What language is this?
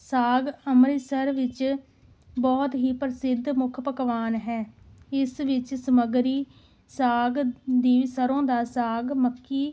Punjabi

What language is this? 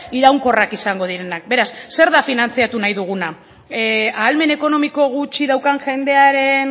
Basque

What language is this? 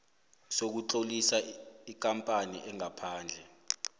South Ndebele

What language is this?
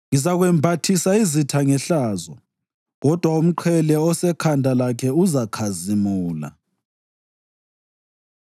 North Ndebele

